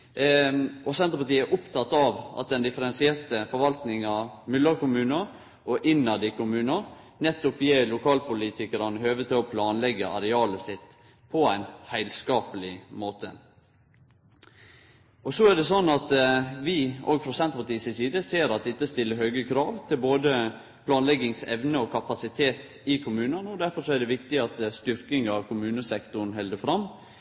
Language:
Norwegian Nynorsk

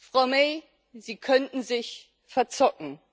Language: German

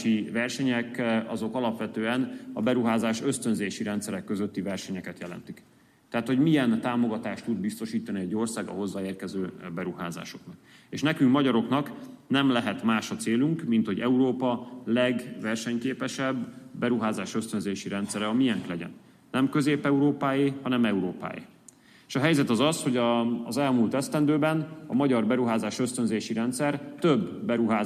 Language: Hungarian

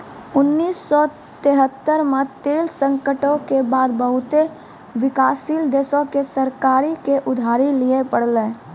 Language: Maithili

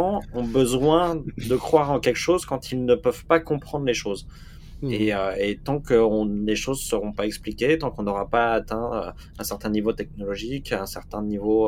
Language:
French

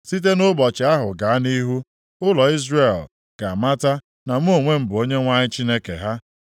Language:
Igbo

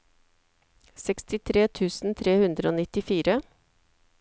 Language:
Norwegian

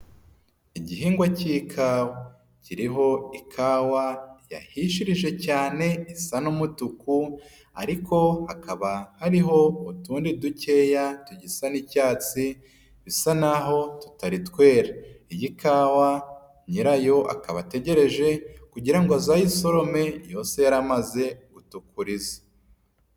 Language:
Kinyarwanda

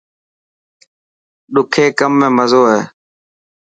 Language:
Dhatki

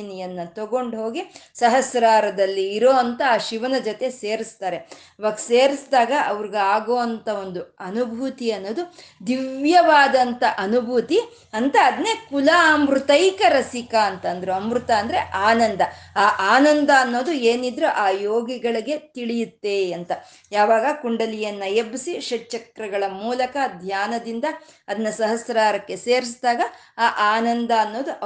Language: Kannada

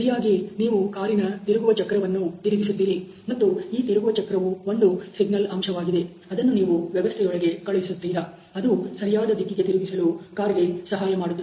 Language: Kannada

